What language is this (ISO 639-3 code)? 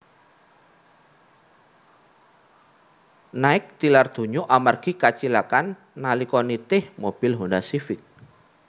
jav